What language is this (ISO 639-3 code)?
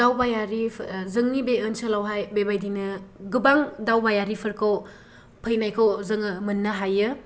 brx